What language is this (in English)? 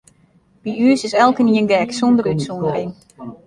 Western Frisian